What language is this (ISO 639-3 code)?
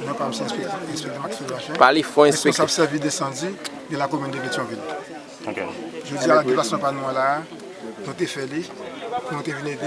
fra